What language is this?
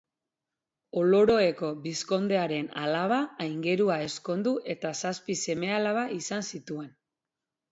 Basque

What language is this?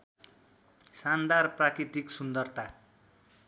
Nepali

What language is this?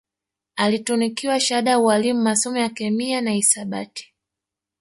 Swahili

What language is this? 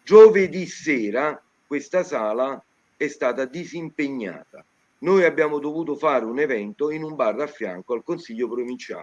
Italian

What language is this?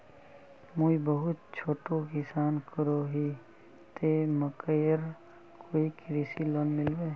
Magahi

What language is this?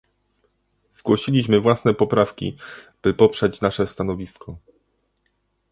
Polish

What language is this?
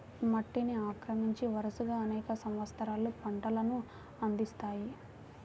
Telugu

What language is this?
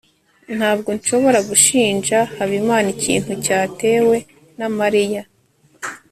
Kinyarwanda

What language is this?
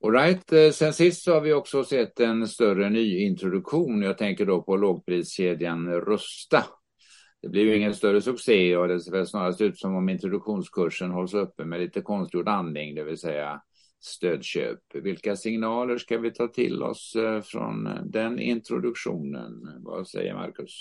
Swedish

